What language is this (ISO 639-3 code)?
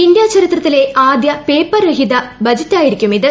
mal